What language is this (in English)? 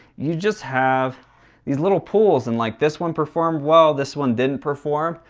English